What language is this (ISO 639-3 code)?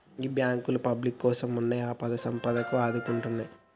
tel